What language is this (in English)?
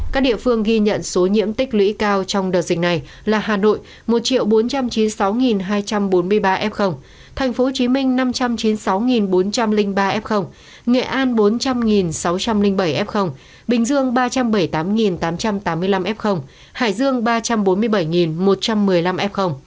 Vietnamese